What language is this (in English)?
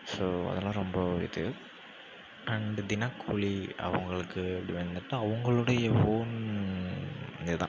Tamil